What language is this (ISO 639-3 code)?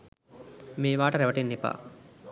sin